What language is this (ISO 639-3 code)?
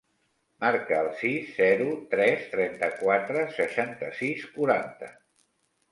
cat